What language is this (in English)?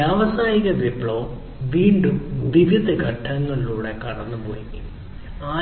Malayalam